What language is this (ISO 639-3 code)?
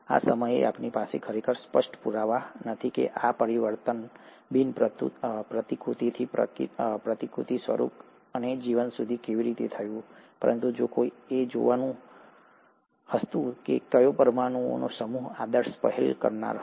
guj